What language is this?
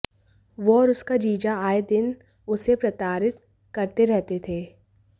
Hindi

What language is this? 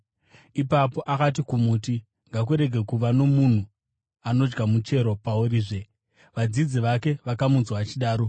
Shona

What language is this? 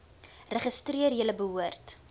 Afrikaans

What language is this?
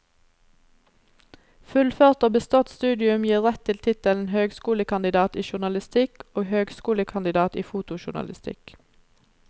Norwegian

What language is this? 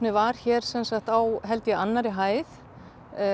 Icelandic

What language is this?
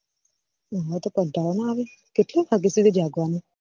Gujarati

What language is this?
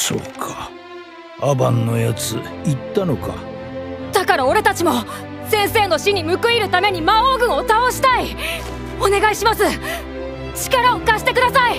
Japanese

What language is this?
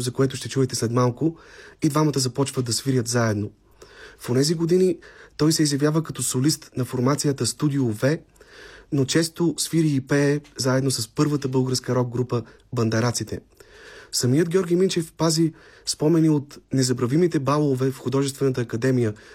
Bulgarian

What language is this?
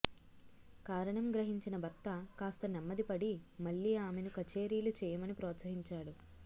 Telugu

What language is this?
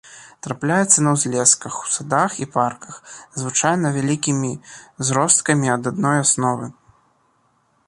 Belarusian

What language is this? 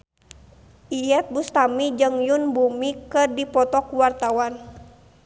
Sundanese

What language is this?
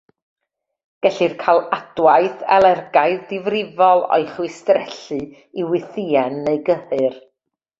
Welsh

